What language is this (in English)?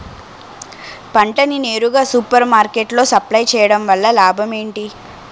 Telugu